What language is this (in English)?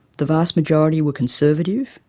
English